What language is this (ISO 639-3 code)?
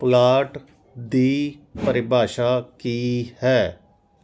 pan